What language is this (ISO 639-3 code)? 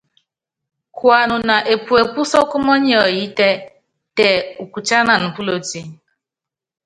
yav